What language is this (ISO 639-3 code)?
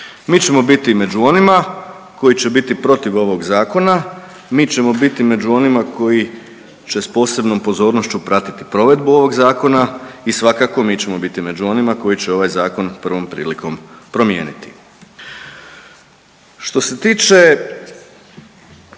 hrv